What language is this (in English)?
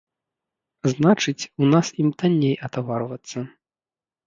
Belarusian